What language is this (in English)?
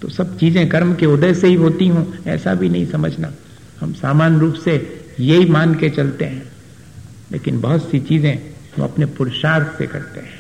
Hindi